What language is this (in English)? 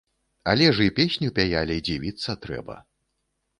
Belarusian